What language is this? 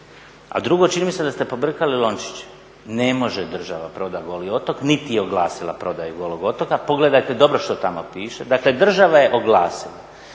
Croatian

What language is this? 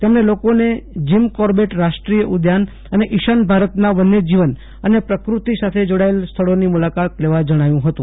Gujarati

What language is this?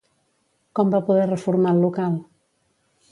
Catalan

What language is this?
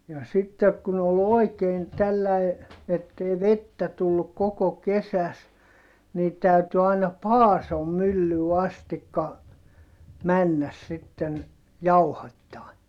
Finnish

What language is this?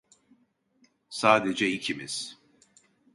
Turkish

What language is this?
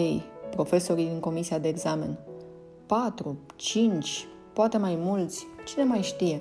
Romanian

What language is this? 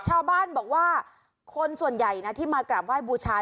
Thai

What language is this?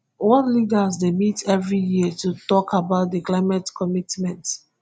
Nigerian Pidgin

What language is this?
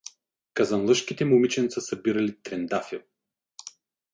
Bulgarian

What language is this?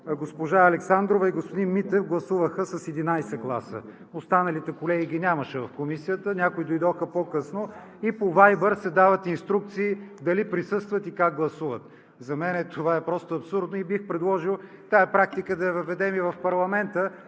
Bulgarian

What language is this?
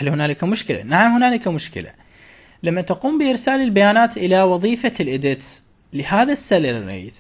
Arabic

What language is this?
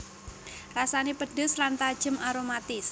Javanese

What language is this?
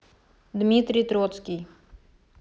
Russian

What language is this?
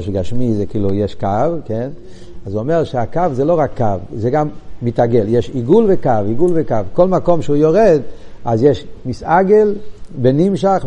Hebrew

